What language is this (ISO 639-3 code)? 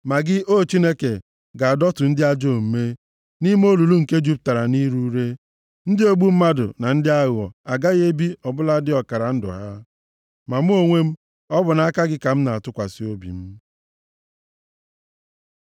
ibo